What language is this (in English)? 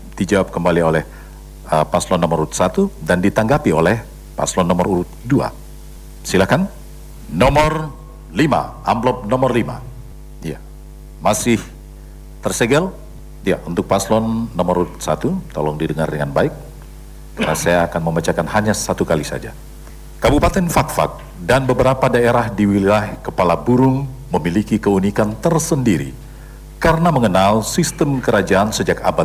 Indonesian